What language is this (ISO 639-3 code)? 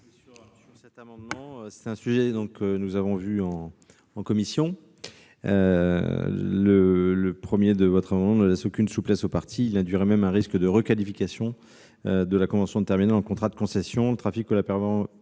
fra